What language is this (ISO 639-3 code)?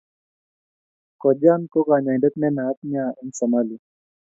kln